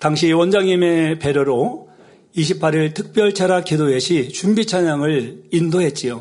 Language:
Korean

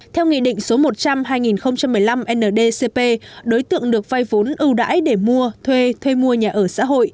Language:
Vietnamese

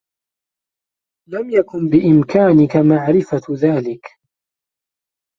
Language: Arabic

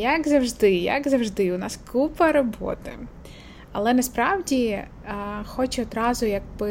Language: Ukrainian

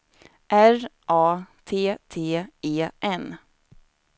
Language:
Swedish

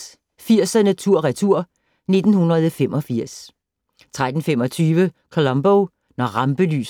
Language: Danish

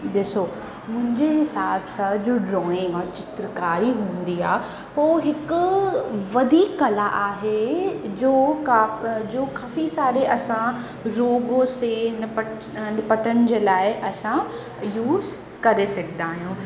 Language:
Sindhi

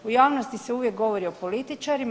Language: Croatian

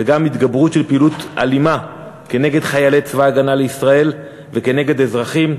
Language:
Hebrew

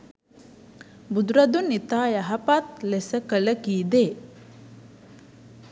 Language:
Sinhala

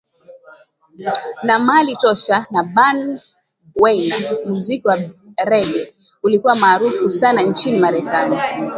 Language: Swahili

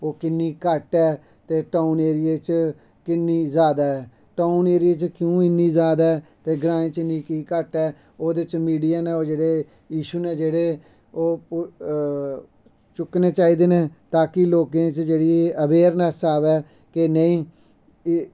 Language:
Dogri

